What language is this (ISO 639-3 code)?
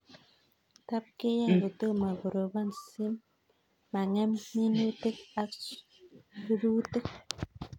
kln